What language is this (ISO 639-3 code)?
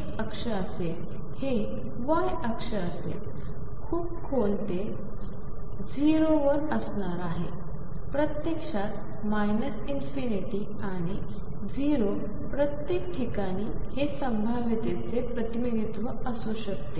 mar